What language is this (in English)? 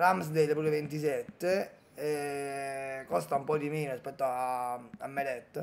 Italian